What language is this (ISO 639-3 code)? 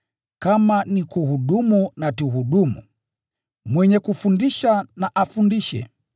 swa